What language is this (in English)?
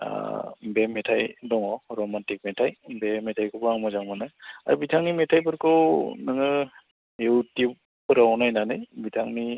Bodo